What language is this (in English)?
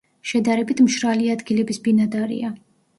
Georgian